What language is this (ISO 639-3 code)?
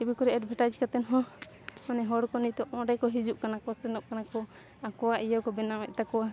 sat